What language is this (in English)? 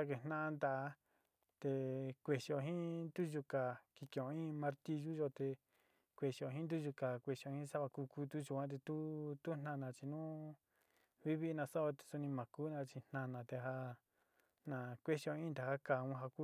Sinicahua Mixtec